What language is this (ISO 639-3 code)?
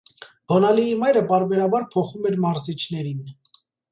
hye